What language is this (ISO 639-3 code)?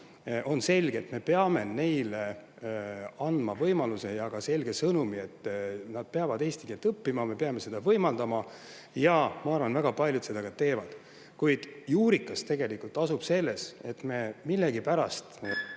est